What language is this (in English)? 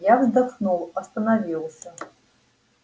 Russian